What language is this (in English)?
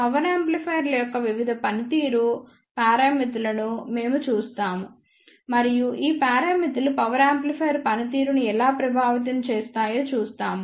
Telugu